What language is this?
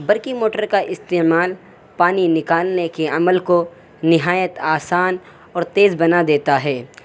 Urdu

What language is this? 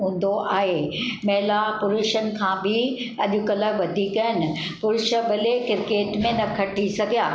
Sindhi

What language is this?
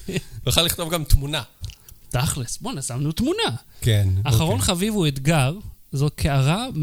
Hebrew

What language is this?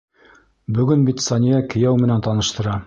Bashkir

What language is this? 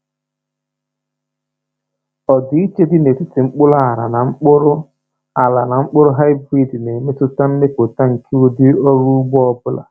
Igbo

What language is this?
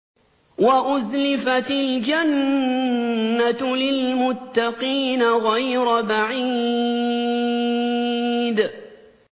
Arabic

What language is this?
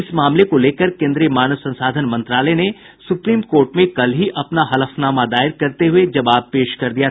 Hindi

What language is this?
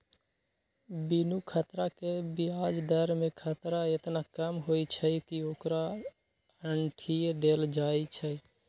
Magahi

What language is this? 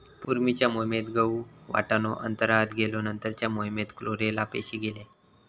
Marathi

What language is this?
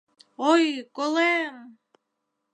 Mari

